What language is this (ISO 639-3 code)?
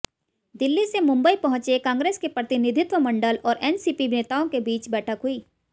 hin